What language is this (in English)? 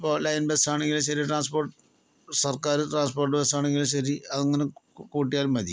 Malayalam